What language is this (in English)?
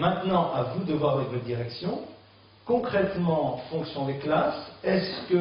French